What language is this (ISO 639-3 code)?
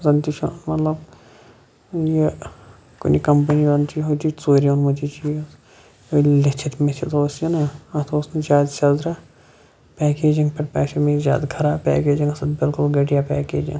kas